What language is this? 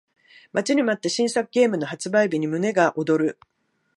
Japanese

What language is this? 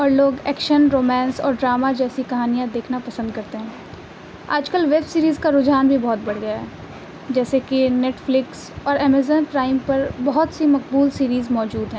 Urdu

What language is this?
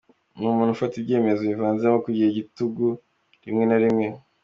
Kinyarwanda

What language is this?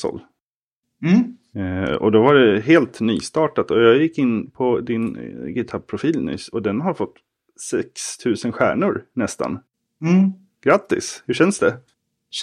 Swedish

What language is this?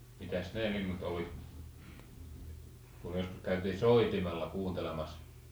Finnish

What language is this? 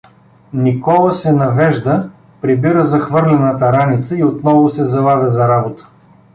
Bulgarian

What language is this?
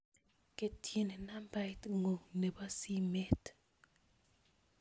Kalenjin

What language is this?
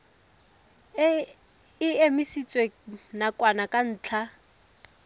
Tswana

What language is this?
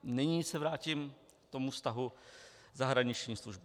Czech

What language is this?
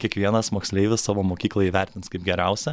Lithuanian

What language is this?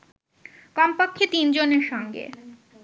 Bangla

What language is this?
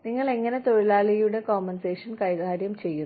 Malayalam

